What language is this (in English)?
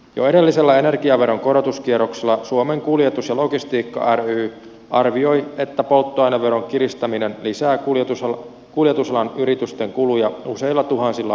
Finnish